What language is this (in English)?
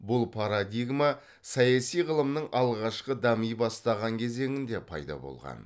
Kazakh